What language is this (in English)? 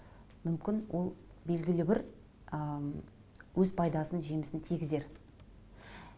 Kazakh